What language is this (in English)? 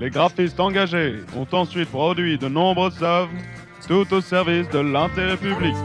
French